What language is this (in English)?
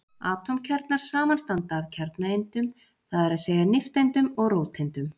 Icelandic